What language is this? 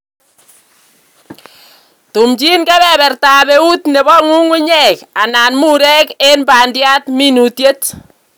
Kalenjin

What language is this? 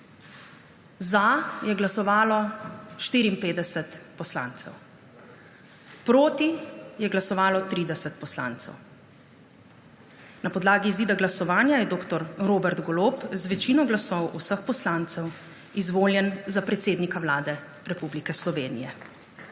Slovenian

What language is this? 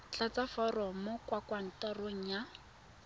Tswana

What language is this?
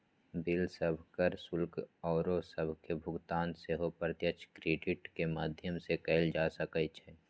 Magahi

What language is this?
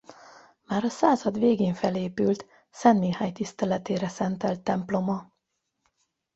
Hungarian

